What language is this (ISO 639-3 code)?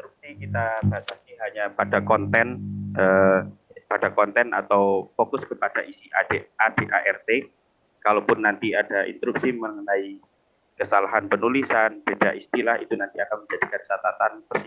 ind